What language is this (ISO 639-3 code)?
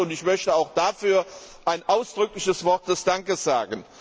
deu